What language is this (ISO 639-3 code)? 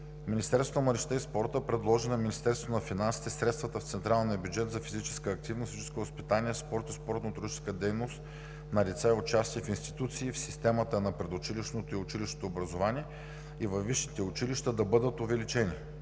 bul